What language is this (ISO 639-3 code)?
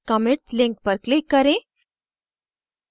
hin